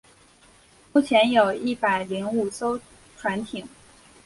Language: Chinese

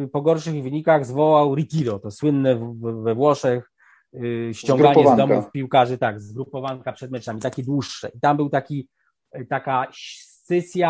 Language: Polish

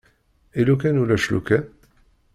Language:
Kabyle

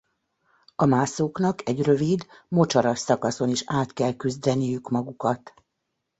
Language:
Hungarian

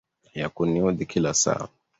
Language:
Swahili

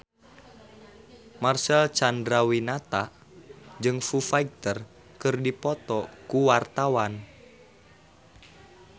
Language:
Sundanese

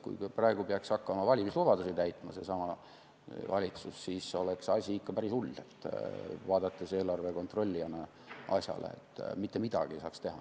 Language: Estonian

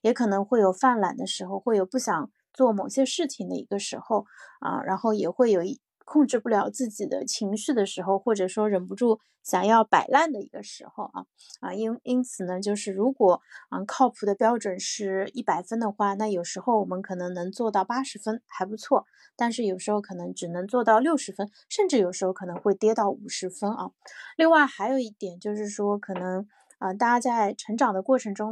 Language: Chinese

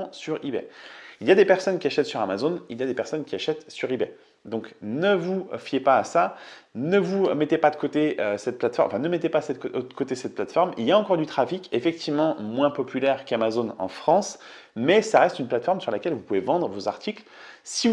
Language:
French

